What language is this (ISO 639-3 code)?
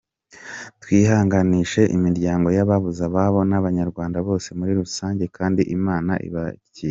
kin